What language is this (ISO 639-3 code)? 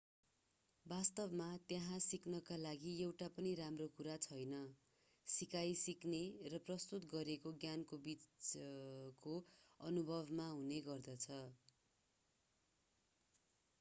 nep